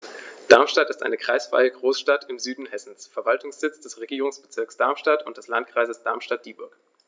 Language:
German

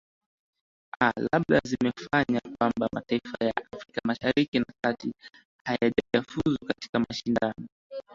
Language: Swahili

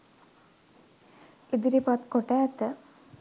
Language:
Sinhala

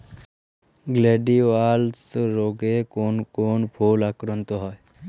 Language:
Bangla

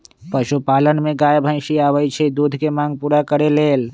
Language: Magahi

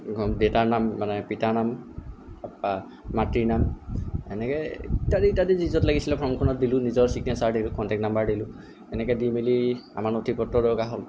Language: Assamese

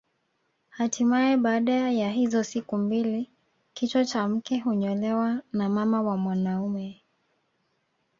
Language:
Swahili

